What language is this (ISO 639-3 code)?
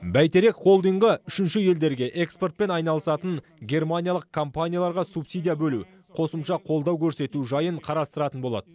kaz